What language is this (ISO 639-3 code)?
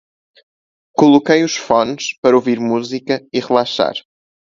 por